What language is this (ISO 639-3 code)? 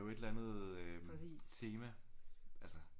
dan